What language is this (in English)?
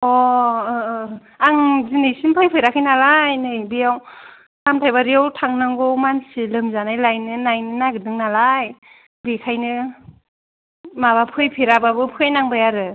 Bodo